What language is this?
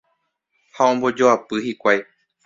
Guarani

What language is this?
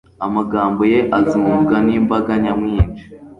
Kinyarwanda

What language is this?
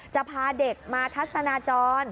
Thai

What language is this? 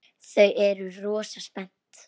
Icelandic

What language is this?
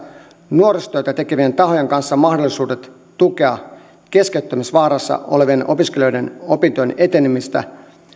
Finnish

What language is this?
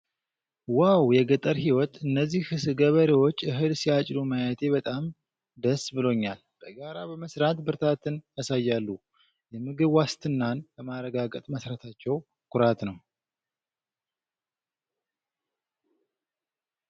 Amharic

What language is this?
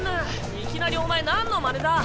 Japanese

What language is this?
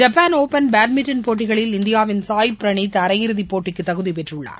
Tamil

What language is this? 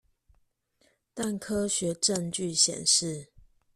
Chinese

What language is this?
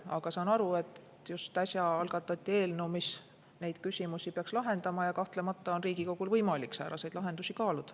Estonian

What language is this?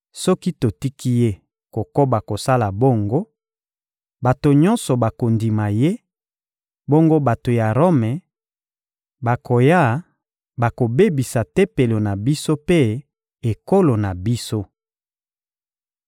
Lingala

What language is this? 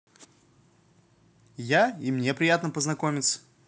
Russian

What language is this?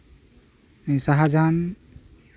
Santali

